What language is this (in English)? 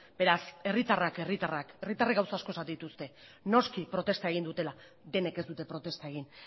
Basque